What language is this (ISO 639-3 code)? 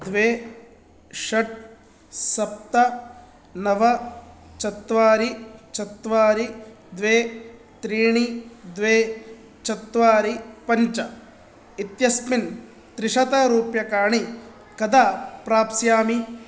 san